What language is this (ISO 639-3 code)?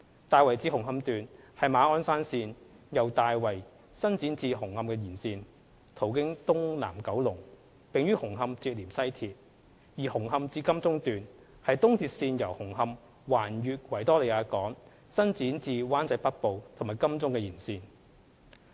yue